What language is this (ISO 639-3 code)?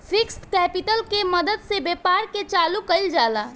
bho